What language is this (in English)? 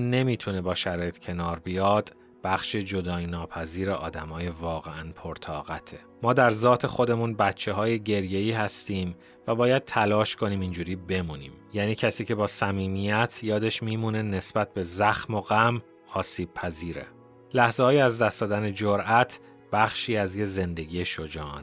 Persian